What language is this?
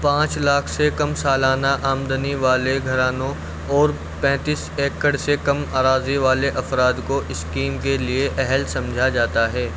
Urdu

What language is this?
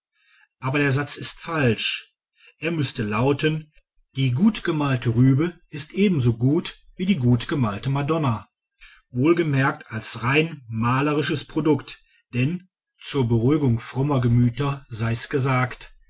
German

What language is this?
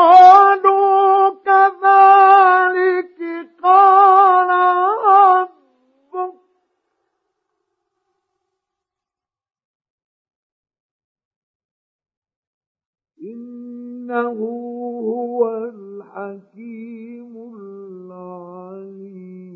Arabic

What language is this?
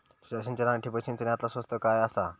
Marathi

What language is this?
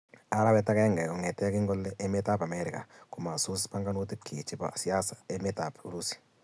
Kalenjin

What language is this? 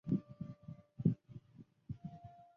Chinese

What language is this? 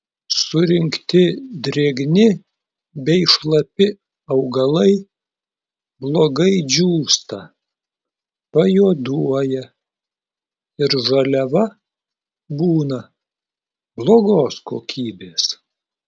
Lithuanian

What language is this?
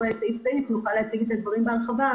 Hebrew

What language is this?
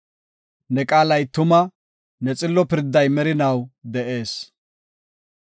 Gofa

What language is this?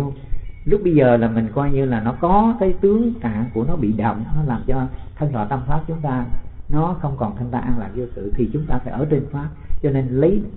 Vietnamese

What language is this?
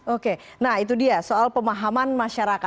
Indonesian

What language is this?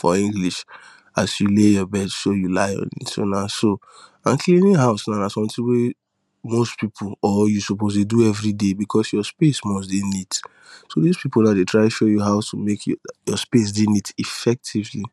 Nigerian Pidgin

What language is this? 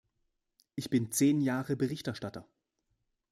German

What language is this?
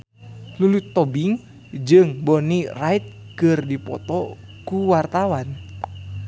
Sundanese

